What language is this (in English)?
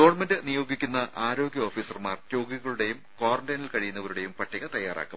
Malayalam